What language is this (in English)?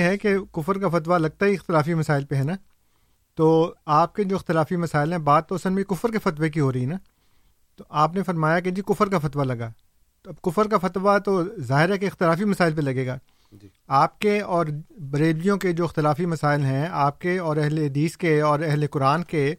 Urdu